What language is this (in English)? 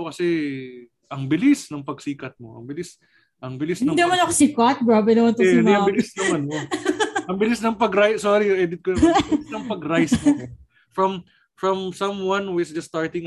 Filipino